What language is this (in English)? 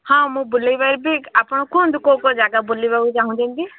Odia